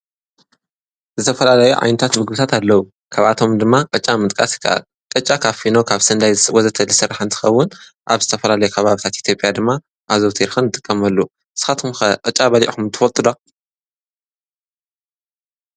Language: Tigrinya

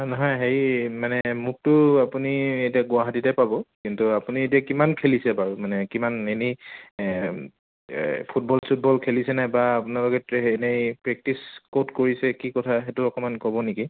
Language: Assamese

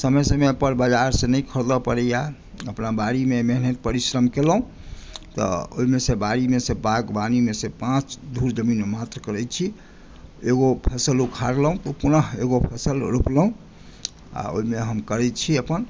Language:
Maithili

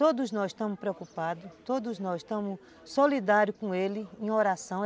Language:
Portuguese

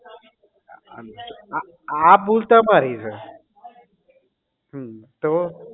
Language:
Gujarati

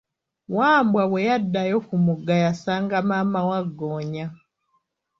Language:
Ganda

